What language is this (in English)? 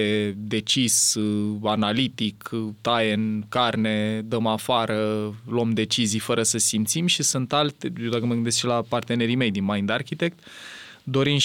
Romanian